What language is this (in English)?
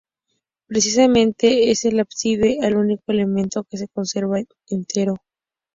Spanish